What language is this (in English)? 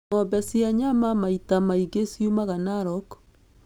Kikuyu